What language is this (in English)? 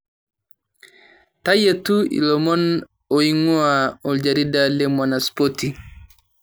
Masai